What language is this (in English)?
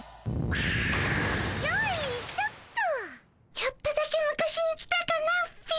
Japanese